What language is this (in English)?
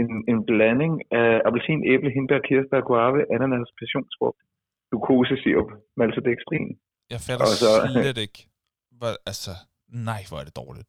Danish